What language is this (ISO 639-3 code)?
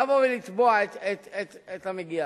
heb